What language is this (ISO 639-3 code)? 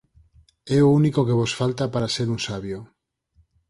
glg